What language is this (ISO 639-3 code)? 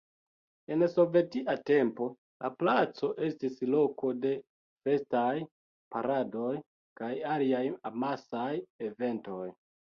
epo